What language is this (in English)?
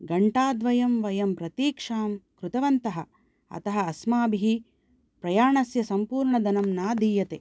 Sanskrit